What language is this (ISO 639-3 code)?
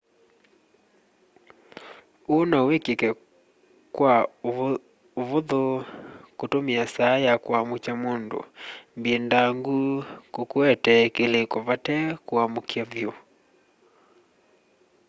kam